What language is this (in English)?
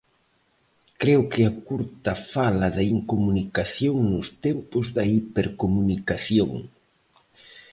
Galician